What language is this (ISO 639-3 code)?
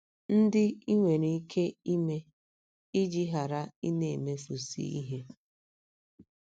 ibo